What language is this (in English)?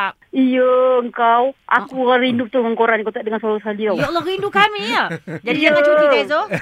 Malay